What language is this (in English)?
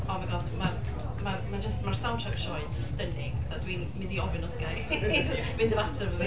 Welsh